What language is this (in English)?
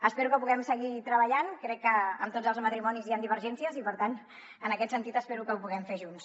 Catalan